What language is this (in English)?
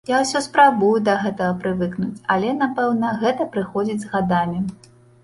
Belarusian